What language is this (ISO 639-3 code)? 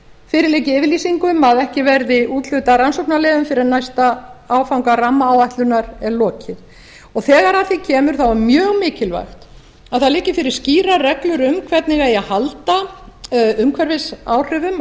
isl